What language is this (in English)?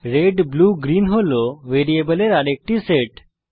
Bangla